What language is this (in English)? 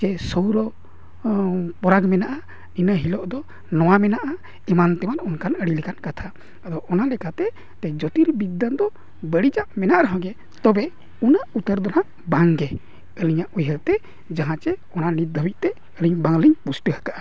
Santali